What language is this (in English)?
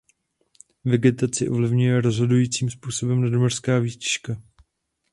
Czech